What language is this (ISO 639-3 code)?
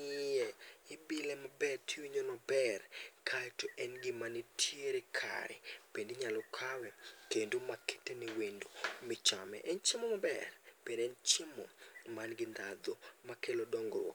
luo